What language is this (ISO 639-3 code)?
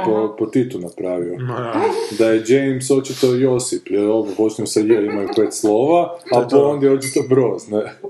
hrv